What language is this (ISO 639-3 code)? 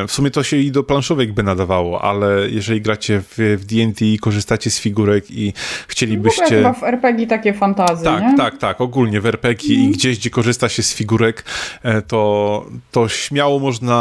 pol